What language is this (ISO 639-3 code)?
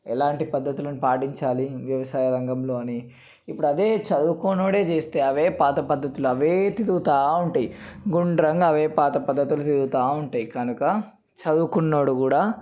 tel